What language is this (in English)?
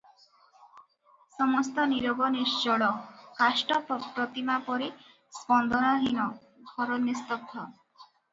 Odia